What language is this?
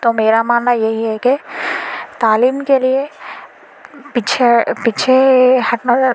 Urdu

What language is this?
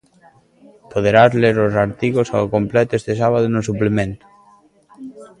Galician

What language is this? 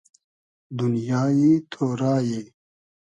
Hazaragi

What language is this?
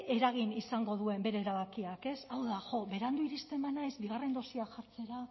Basque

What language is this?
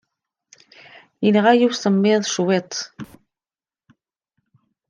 Kabyle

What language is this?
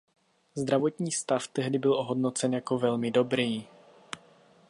Czech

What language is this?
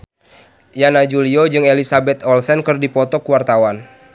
Sundanese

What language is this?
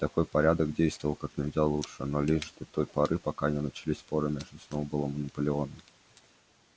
Russian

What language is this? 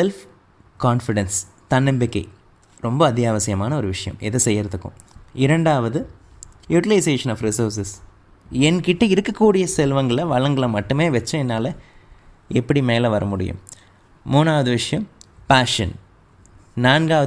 Tamil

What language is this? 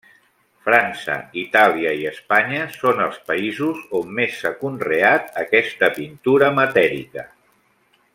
Catalan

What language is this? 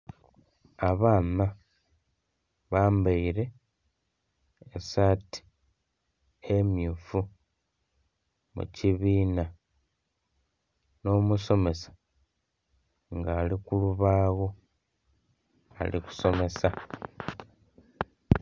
Soga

